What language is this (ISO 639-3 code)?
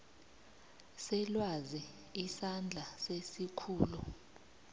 nbl